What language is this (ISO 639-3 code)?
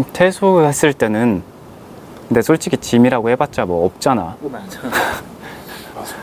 kor